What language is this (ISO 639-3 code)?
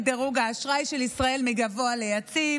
heb